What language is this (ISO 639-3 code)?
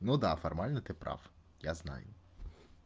rus